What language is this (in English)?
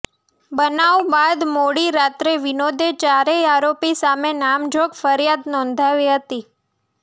Gujarati